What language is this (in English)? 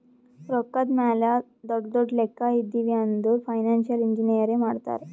Kannada